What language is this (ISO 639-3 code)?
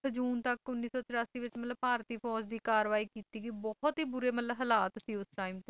pan